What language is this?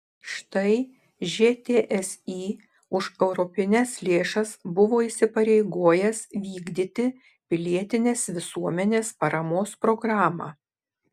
Lithuanian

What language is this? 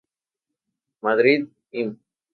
Spanish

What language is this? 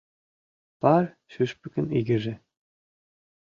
Mari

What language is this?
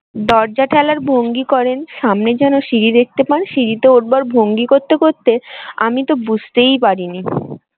Bangla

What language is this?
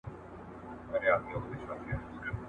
Pashto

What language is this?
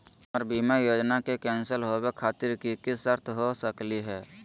Magahi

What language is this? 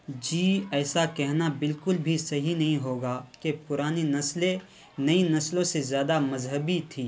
Urdu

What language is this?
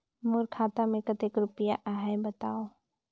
Chhattisgarhi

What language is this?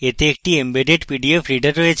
Bangla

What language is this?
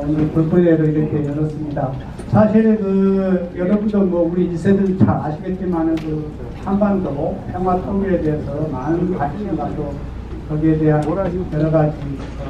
Korean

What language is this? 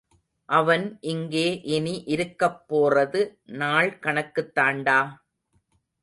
Tamil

